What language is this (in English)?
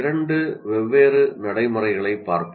Tamil